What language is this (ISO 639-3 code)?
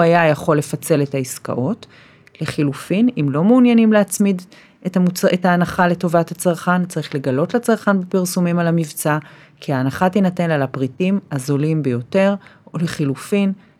heb